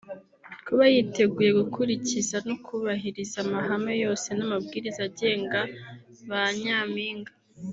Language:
Kinyarwanda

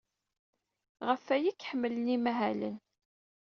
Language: Kabyle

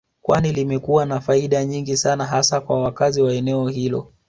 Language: Swahili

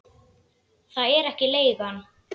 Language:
Icelandic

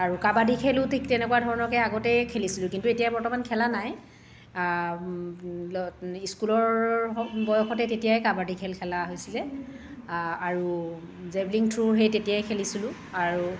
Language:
Assamese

